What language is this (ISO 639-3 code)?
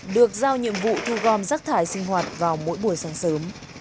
vie